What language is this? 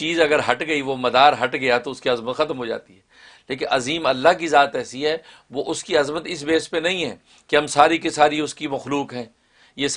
Urdu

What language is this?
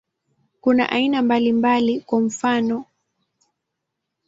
Swahili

